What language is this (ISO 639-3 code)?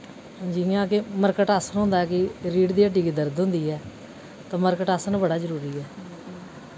doi